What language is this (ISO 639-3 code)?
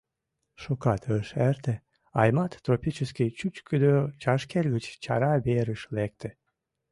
chm